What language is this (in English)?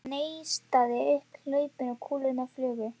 Icelandic